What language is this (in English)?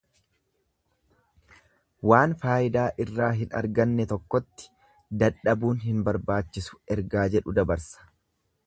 Oromo